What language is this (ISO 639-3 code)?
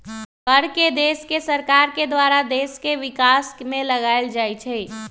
mag